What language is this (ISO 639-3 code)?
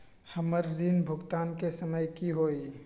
mag